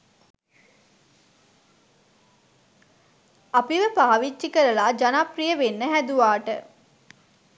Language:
Sinhala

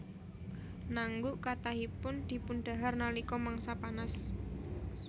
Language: Javanese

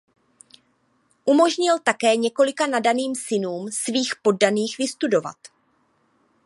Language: Czech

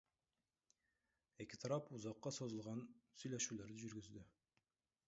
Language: Kyrgyz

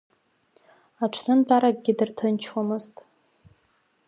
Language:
Abkhazian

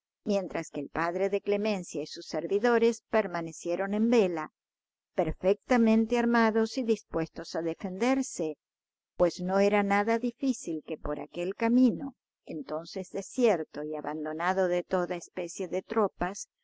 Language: Spanish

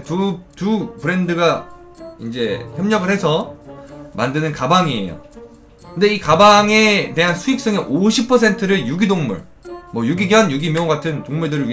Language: Korean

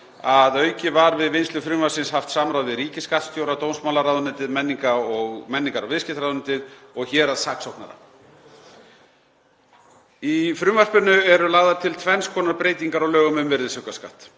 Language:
Icelandic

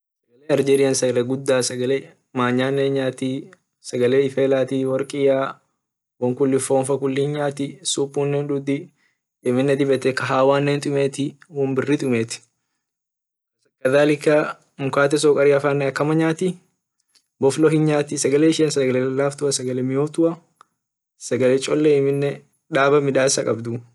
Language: Orma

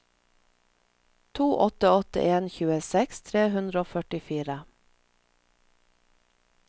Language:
Norwegian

